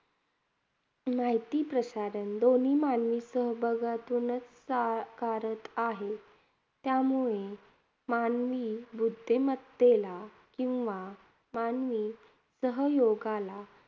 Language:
Marathi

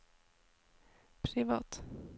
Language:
Norwegian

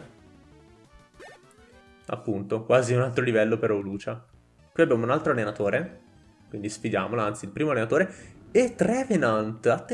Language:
Italian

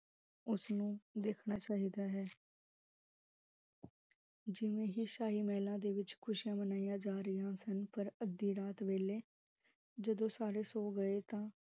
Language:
Punjabi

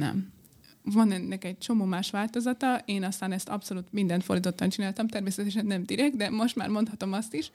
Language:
Hungarian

